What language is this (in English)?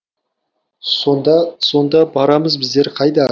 Kazakh